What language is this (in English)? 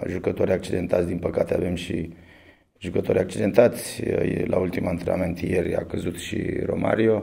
Romanian